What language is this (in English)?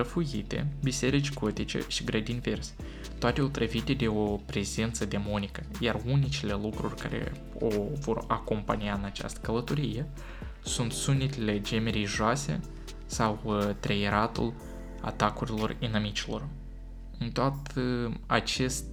Romanian